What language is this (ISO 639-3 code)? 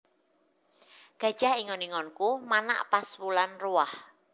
jav